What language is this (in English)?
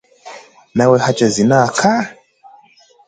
Swahili